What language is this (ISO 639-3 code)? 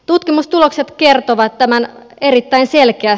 fin